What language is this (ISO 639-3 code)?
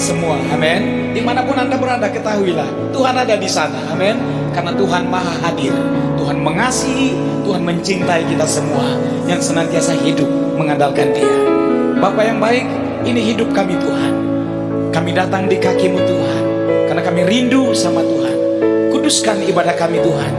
ind